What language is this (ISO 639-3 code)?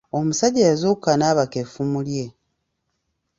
lug